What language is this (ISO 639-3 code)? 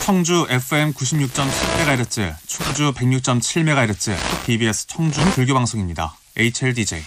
kor